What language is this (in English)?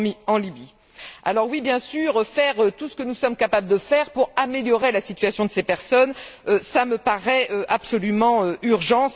French